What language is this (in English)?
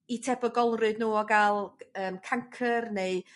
Welsh